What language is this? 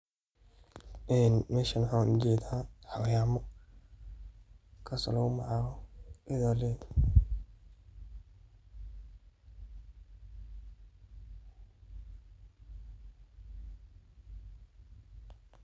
Somali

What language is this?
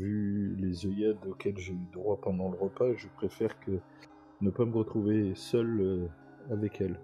French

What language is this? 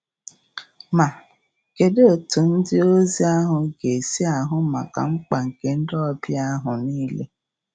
Igbo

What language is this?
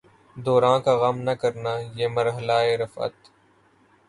Urdu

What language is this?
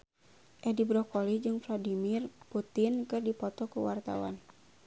Sundanese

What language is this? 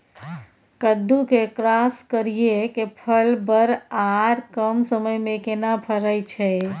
Maithili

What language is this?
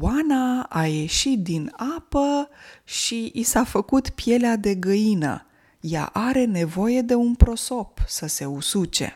Romanian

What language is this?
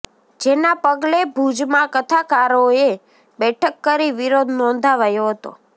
Gujarati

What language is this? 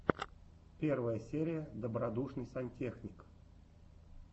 Russian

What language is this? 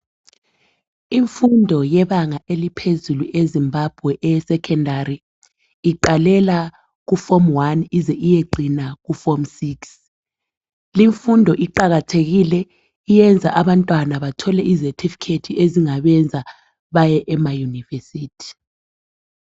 North Ndebele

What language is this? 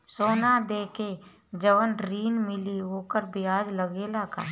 Bhojpuri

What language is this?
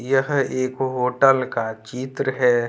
Hindi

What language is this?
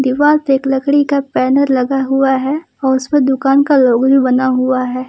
Hindi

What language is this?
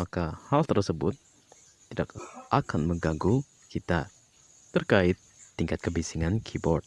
Indonesian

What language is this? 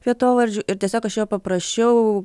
Lithuanian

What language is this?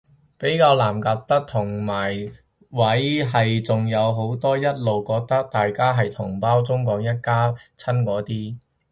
Cantonese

